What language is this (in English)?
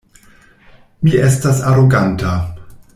Esperanto